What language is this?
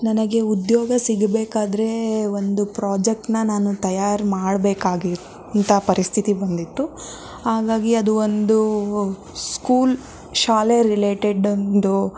Kannada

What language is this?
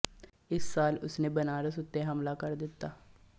Punjabi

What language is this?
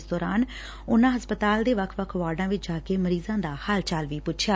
Punjabi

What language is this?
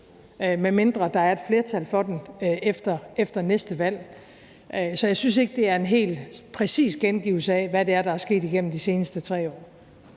Danish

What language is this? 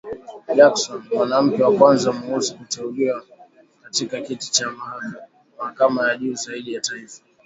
Swahili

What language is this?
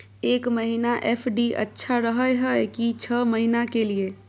Maithili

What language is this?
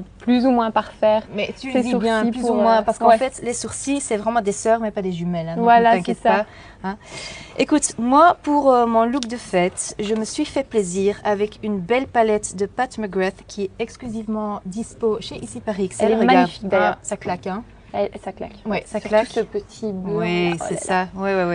French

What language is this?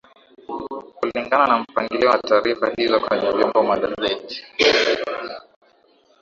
Swahili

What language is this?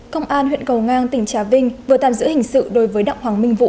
Vietnamese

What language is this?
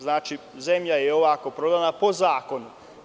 Serbian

